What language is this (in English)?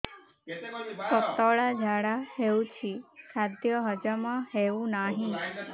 Odia